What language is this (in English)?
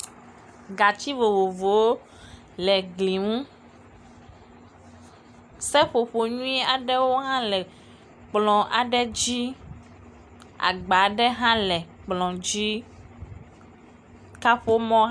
Ewe